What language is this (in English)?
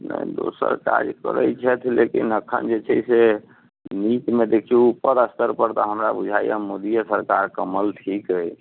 Maithili